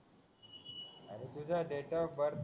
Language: Marathi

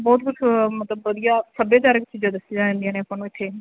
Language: Punjabi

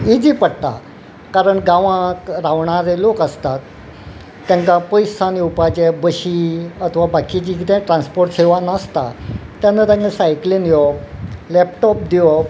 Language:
Konkani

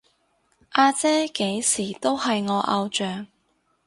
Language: Cantonese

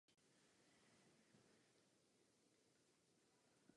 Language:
Czech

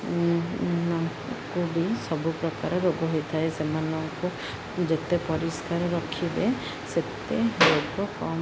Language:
Odia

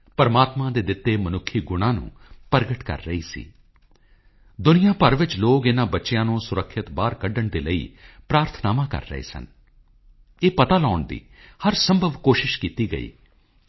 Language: Punjabi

